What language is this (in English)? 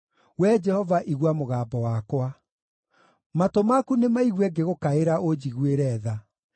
Kikuyu